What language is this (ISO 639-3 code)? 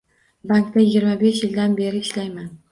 uzb